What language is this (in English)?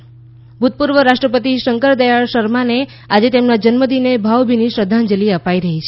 Gujarati